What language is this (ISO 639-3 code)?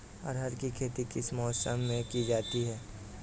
hin